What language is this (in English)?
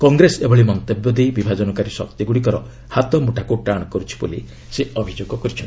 Odia